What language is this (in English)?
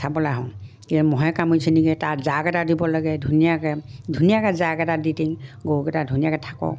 Assamese